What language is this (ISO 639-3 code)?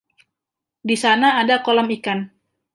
ind